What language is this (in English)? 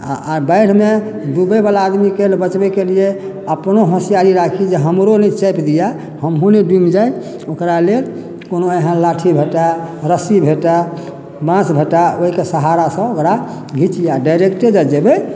Maithili